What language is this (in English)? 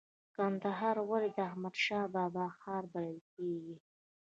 Pashto